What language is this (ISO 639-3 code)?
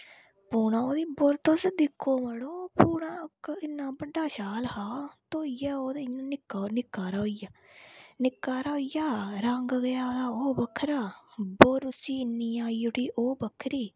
doi